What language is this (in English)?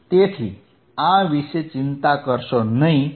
Gujarati